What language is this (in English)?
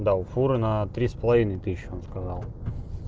Russian